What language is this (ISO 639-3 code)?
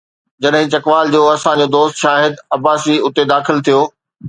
snd